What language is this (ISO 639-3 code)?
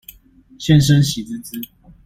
zho